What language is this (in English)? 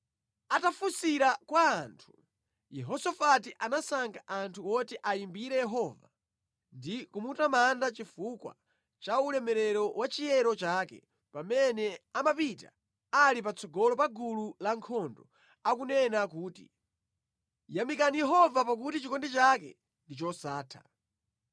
Nyanja